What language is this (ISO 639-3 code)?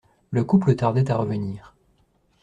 fra